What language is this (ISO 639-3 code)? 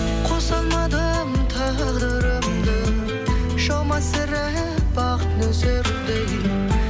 kaz